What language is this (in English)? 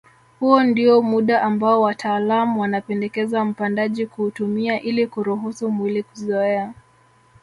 Swahili